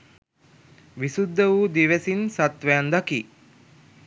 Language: Sinhala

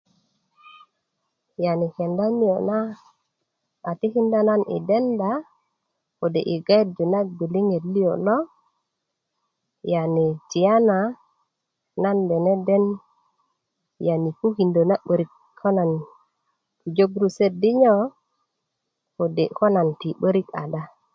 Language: Kuku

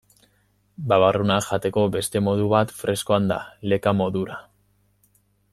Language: Basque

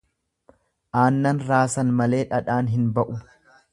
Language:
Oromo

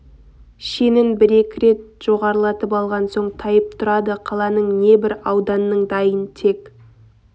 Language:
Kazakh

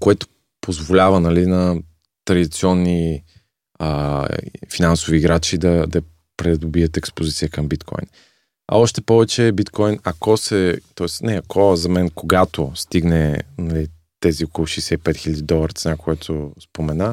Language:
Bulgarian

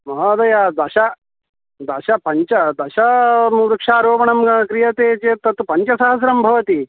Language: Sanskrit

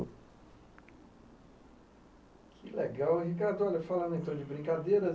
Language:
Portuguese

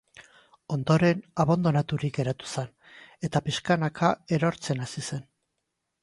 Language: Basque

